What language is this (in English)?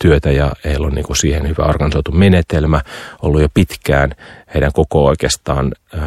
Finnish